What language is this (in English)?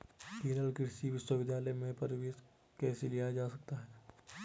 Hindi